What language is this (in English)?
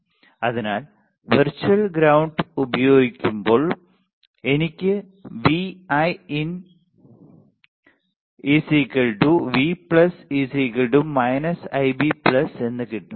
Malayalam